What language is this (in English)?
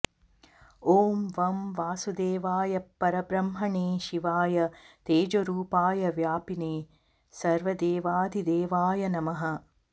Sanskrit